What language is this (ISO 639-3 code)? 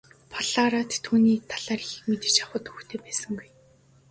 mon